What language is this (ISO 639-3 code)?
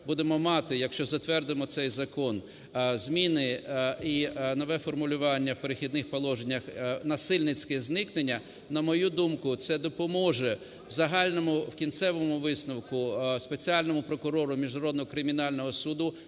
ukr